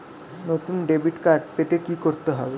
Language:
Bangla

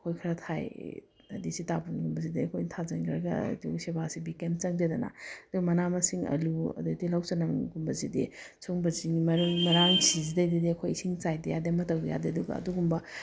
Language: Manipuri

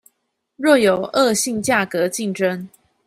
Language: Chinese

